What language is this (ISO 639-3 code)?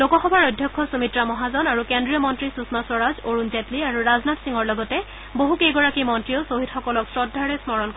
asm